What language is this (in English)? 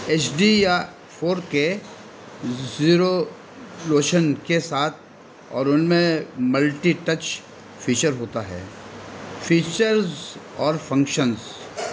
Urdu